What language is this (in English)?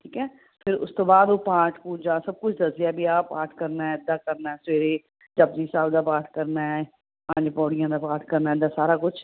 Punjabi